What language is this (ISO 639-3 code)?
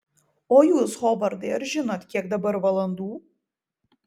lit